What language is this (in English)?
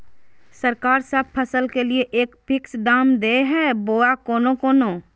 Magahi